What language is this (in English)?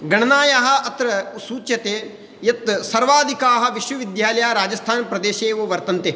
Sanskrit